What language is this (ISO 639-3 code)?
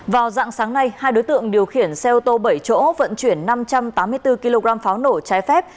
vie